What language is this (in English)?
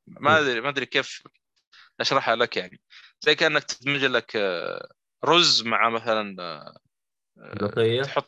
Arabic